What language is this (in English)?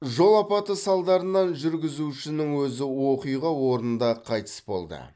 Kazakh